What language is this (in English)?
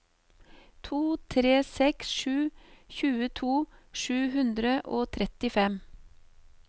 Norwegian